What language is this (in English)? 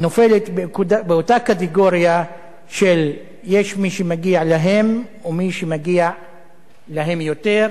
Hebrew